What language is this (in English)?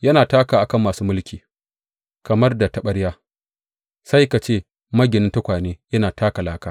Hausa